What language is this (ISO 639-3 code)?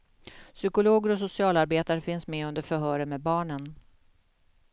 swe